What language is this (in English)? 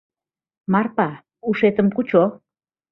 Mari